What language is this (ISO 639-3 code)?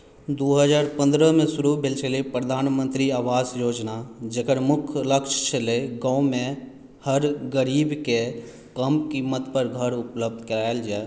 mai